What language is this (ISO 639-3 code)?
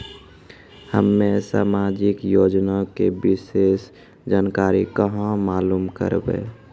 mai